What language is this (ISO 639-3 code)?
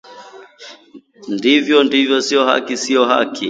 swa